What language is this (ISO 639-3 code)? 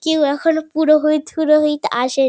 ben